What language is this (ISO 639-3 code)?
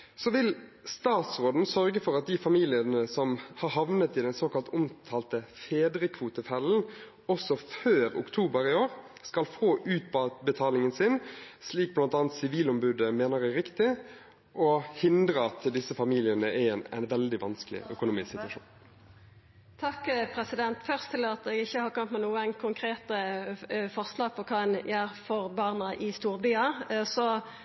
nor